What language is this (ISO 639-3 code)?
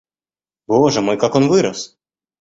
rus